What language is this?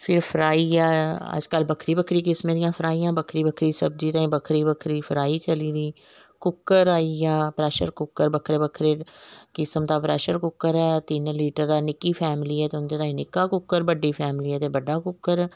Dogri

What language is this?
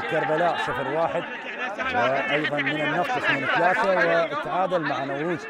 Arabic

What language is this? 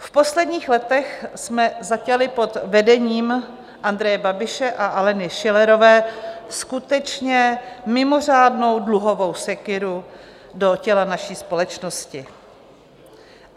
Czech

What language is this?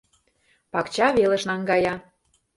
Mari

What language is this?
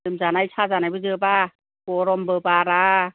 Bodo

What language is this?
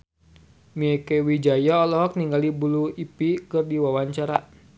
Sundanese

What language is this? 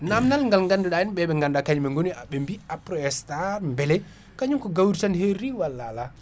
Fula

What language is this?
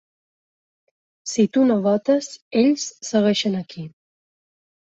Catalan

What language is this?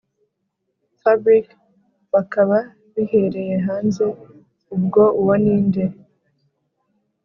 Kinyarwanda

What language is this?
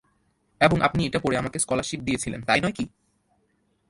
Bangla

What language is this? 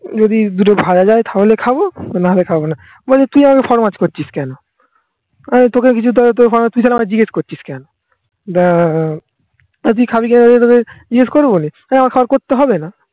Bangla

